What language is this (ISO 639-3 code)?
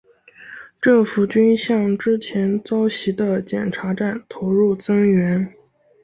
zho